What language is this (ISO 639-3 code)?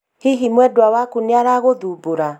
kik